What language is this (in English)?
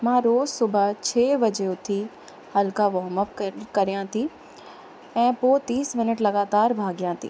Sindhi